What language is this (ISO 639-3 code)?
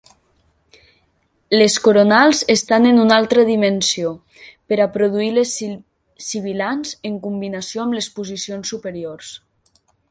cat